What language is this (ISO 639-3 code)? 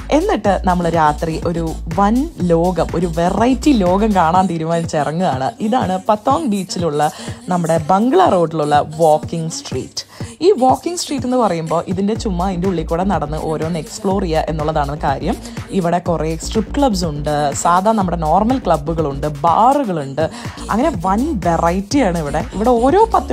mal